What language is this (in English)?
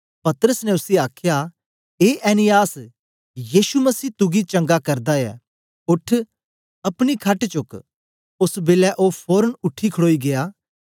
Dogri